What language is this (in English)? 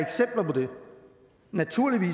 Danish